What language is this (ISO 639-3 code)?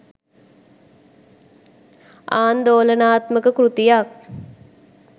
sin